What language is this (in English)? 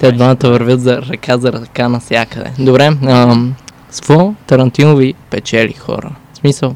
Bulgarian